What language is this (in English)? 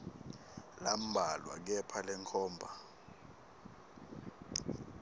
Swati